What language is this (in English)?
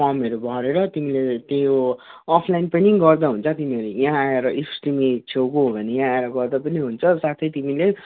Nepali